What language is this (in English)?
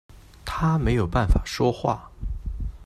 Chinese